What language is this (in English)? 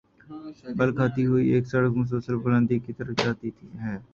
Urdu